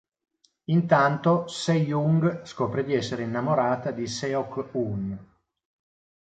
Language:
Italian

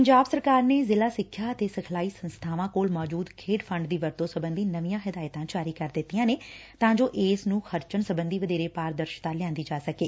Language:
Punjabi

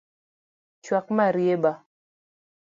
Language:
Luo (Kenya and Tanzania)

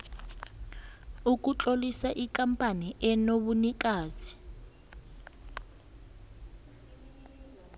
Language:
South Ndebele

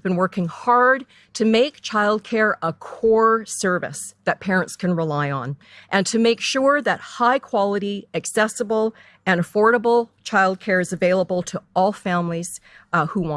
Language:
English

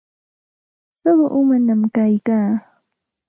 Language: Santa Ana de Tusi Pasco Quechua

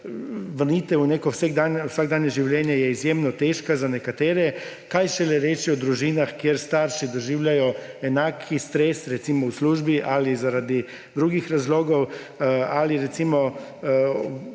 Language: Slovenian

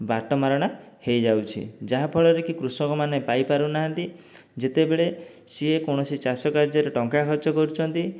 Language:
Odia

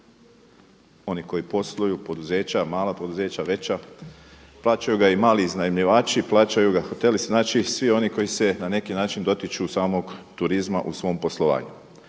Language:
Croatian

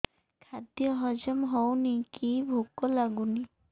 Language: Odia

